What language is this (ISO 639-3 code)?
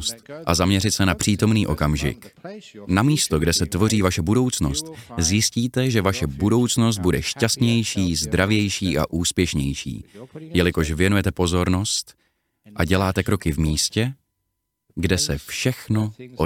ces